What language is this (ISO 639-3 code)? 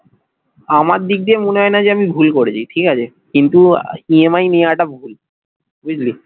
ben